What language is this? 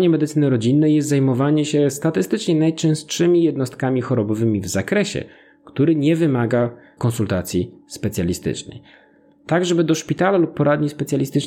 Polish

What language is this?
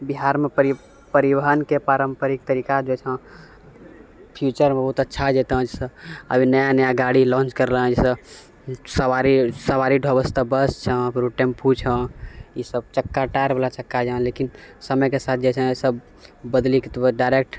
Maithili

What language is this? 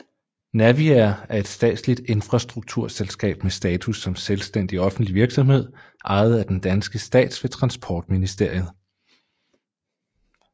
Danish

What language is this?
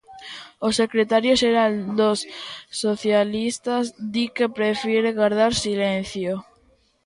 Galician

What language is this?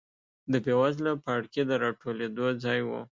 Pashto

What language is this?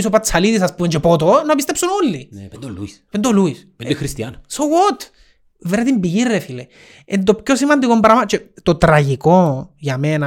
Greek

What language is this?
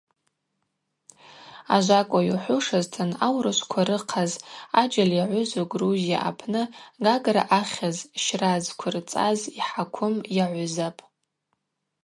Abaza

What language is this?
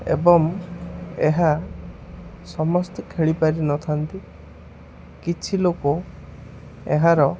Odia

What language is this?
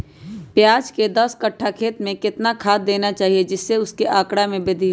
Magahi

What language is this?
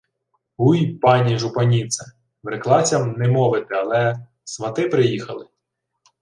Ukrainian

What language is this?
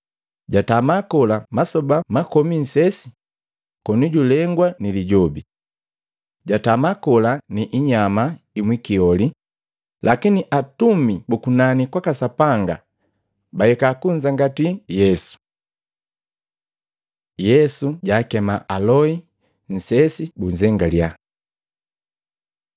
Matengo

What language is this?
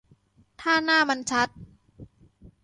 Thai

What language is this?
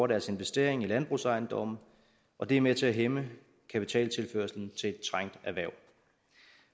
Danish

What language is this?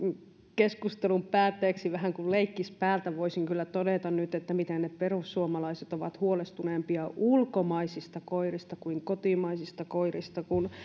Finnish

